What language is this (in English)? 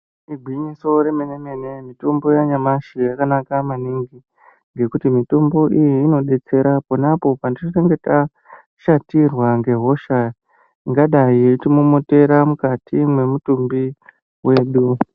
Ndau